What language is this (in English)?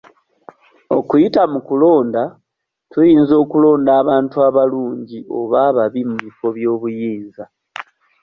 Ganda